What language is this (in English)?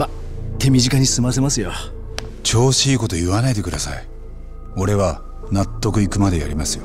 Japanese